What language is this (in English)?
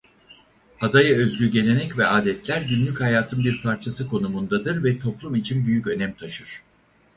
Turkish